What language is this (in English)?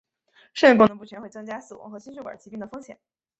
Chinese